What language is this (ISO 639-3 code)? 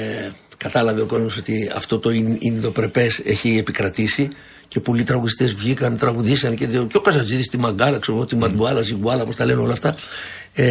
ell